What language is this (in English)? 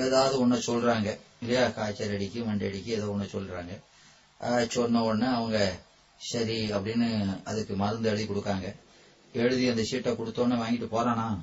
Tamil